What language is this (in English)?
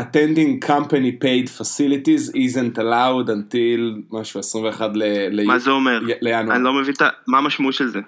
Hebrew